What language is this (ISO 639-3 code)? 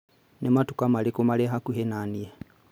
kik